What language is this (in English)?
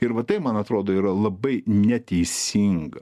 Lithuanian